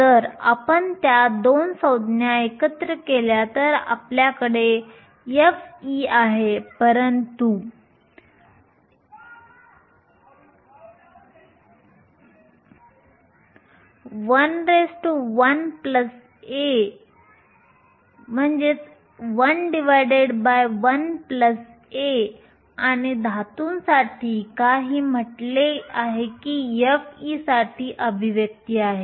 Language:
Marathi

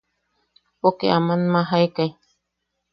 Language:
Yaqui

